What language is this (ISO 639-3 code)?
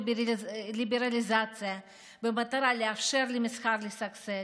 heb